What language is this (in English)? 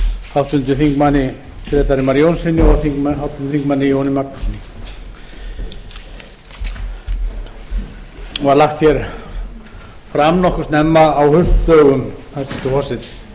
Icelandic